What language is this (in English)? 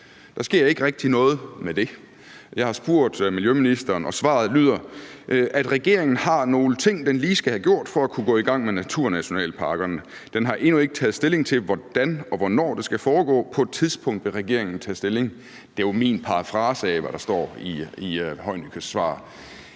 Danish